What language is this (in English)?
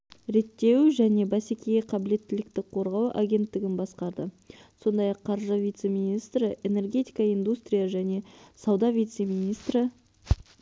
Kazakh